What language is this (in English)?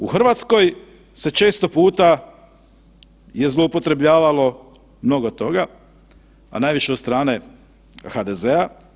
Croatian